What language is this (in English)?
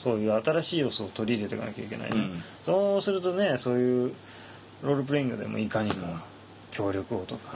Japanese